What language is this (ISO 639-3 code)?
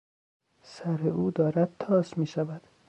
fas